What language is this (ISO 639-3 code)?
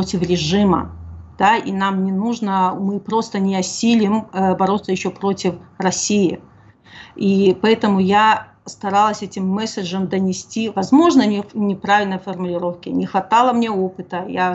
rus